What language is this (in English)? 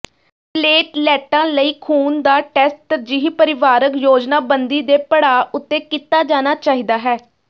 Punjabi